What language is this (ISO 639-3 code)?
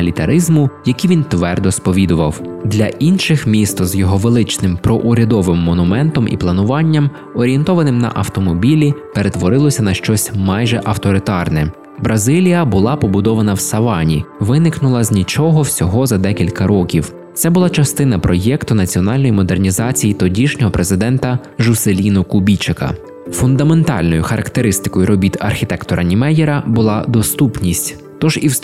ukr